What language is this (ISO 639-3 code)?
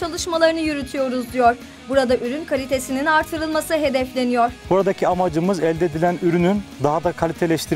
tur